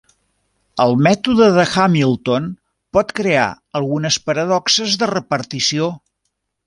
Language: Catalan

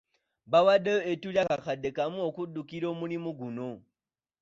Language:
Ganda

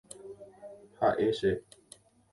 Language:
Guarani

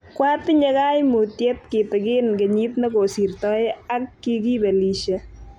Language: Kalenjin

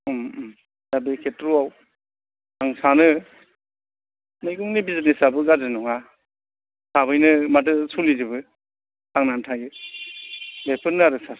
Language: Bodo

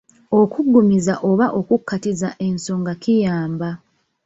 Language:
Ganda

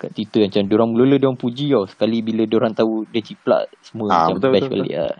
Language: Malay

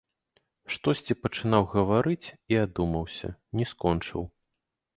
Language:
Belarusian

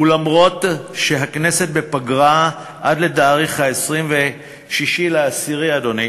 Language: Hebrew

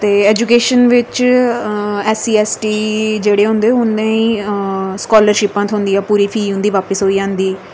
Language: Dogri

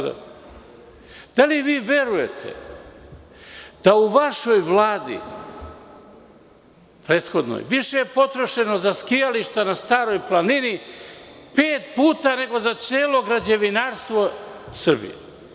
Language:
Serbian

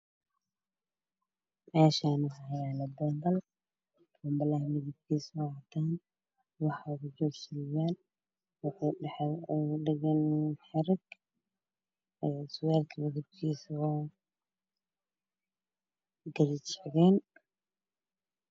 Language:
Somali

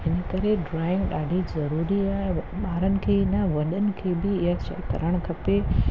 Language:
Sindhi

